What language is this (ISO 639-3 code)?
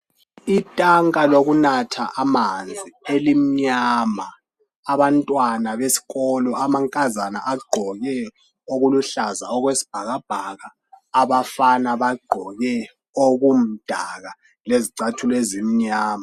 nde